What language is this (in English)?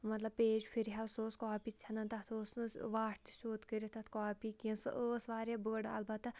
Kashmiri